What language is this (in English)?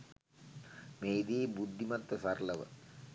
Sinhala